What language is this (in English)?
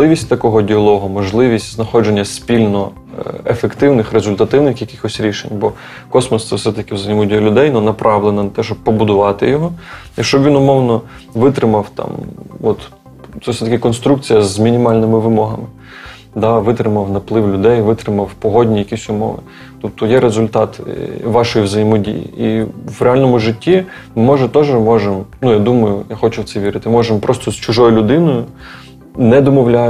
Ukrainian